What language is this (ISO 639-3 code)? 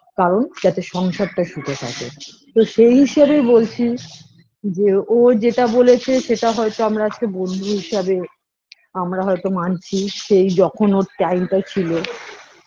ben